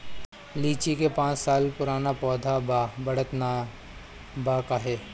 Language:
Bhojpuri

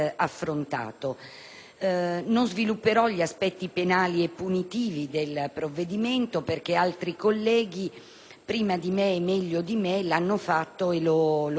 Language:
Italian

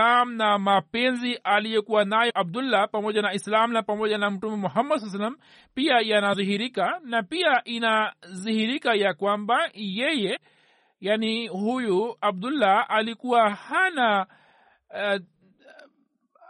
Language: Swahili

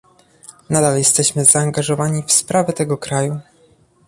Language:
Polish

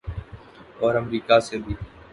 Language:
Urdu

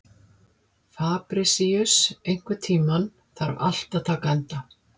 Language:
Icelandic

